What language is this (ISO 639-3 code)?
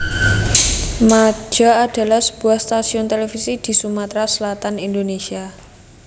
jav